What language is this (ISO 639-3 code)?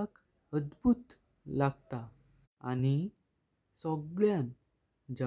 kok